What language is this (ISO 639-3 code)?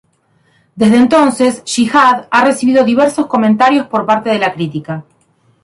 spa